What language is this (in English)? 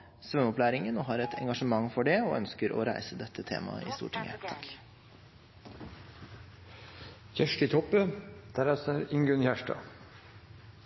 Norwegian